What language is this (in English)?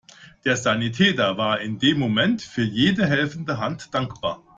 German